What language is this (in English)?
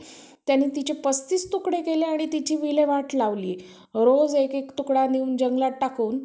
Marathi